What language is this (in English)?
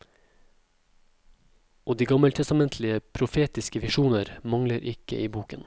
Norwegian